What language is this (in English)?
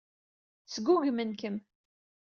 Kabyle